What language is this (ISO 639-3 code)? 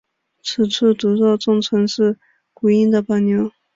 zho